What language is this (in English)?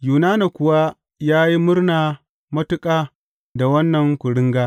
Hausa